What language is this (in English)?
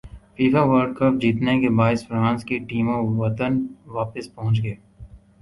Urdu